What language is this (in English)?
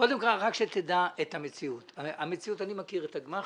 Hebrew